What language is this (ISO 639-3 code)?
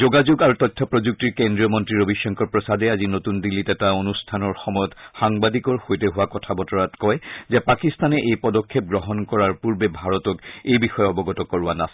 asm